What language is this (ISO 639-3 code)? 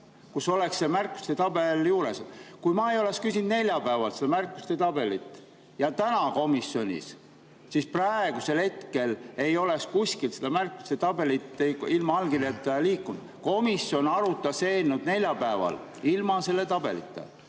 est